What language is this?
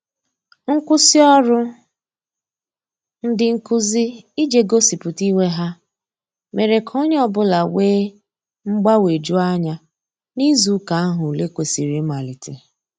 Igbo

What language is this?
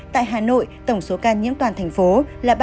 Vietnamese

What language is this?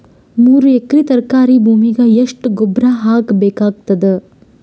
Kannada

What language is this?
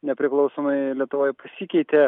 Lithuanian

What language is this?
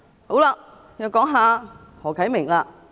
Cantonese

